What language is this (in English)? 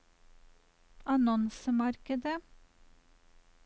Norwegian